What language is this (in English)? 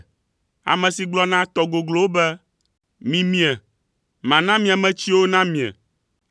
Ewe